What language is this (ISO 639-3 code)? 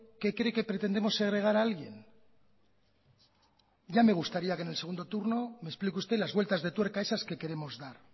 spa